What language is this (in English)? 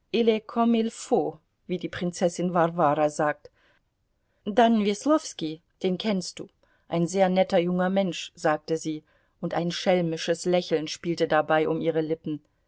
German